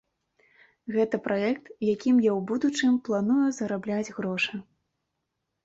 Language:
Belarusian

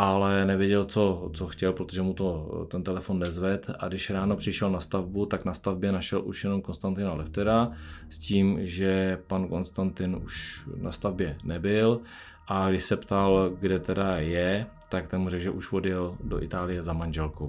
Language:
Czech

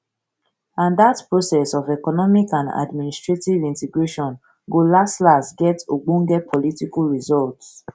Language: Nigerian Pidgin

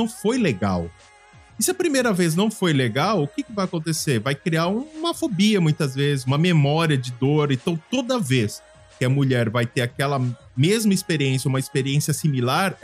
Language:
Portuguese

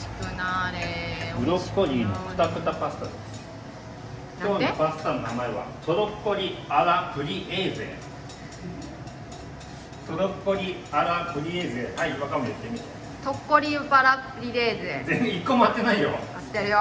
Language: Japanese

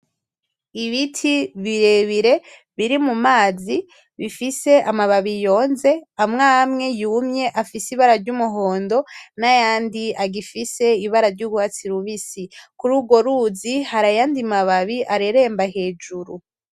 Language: Rundi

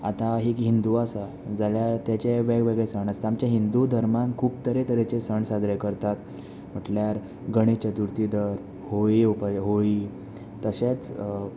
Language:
Konkani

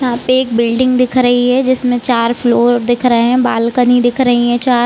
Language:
Hindi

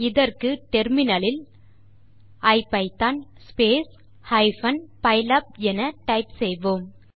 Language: Tamil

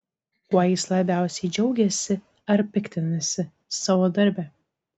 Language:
Lithuanian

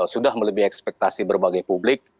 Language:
Indonesian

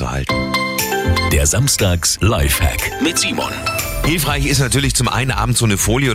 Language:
German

